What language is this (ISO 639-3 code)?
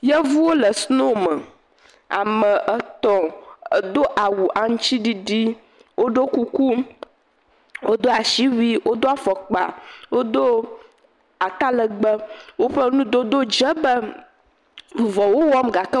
ewe